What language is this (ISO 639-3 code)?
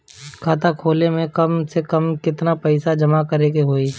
bho